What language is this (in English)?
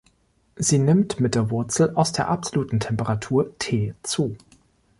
German